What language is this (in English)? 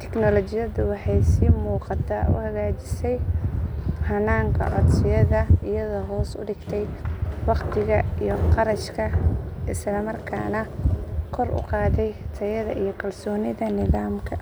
Somali